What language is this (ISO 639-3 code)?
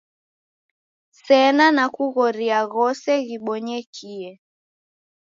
dav